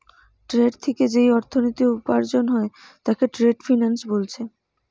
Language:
Bangla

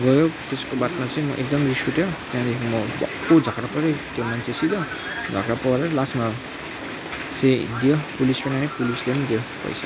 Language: Nepali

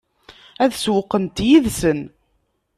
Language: Kabyle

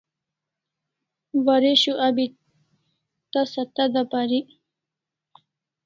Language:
Kalasha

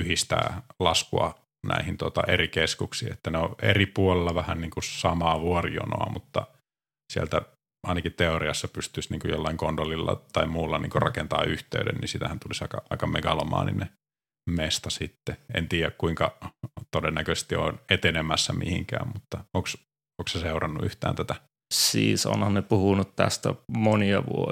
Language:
Finnish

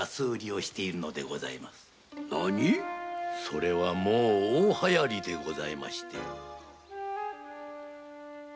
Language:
Japanese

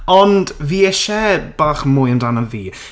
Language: Welsh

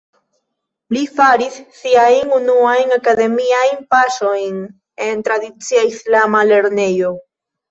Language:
Esperanto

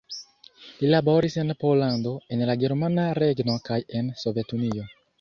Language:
Esperanto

